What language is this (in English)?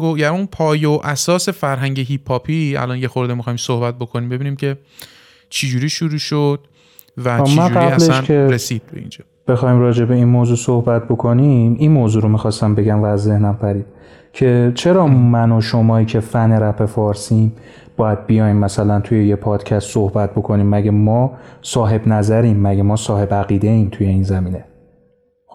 Persian